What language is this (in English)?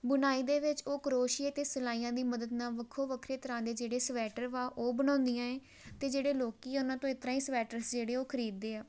Punjabi